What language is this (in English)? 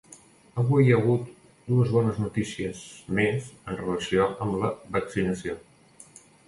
Catalan